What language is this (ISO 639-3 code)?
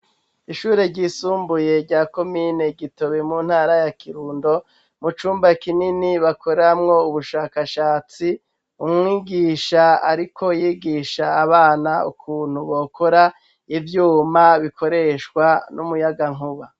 run